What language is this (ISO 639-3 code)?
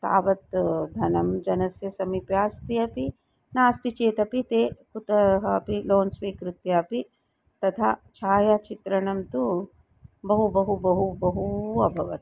san